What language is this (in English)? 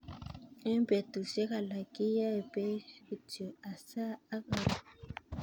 Kalenjin